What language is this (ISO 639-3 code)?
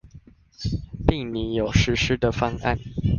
zho